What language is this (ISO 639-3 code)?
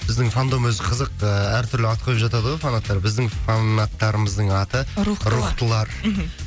kaz